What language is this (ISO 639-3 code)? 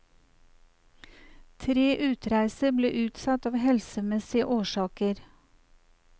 nor